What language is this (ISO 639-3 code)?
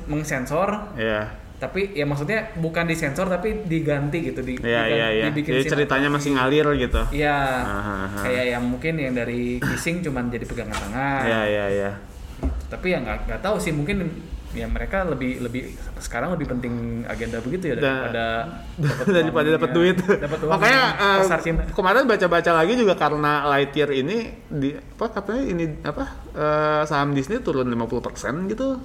ind